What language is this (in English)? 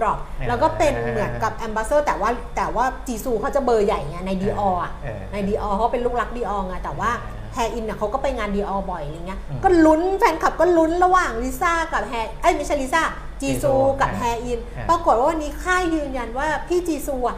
Thai